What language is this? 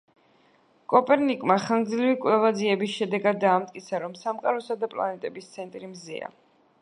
Georgian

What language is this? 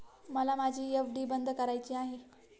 Marathi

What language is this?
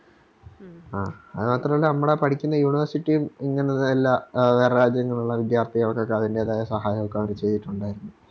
Malayalam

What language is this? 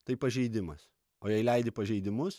Lithuanian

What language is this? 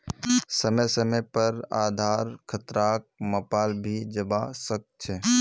Magahi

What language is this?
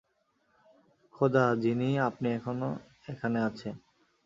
Bangla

